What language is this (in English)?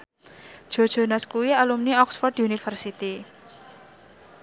Javanese